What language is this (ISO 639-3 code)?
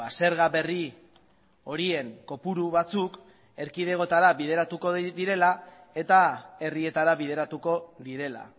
eus